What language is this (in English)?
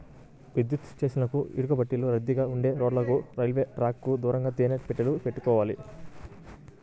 Telugu